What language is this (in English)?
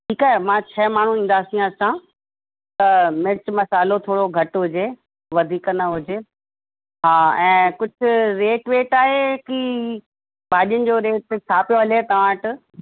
Sindhi